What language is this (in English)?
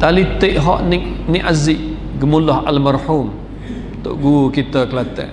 Malay